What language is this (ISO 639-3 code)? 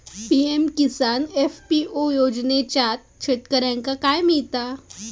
mar